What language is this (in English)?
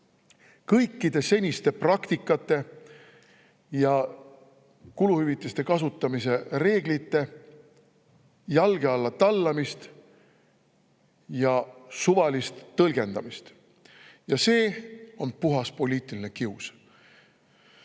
Estonian